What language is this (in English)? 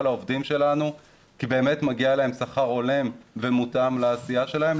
Hebrew